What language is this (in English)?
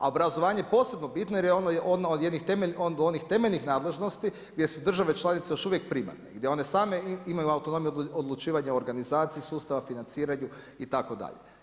Croatian